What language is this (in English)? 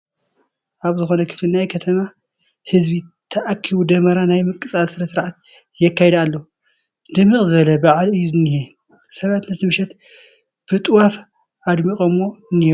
Tigrinya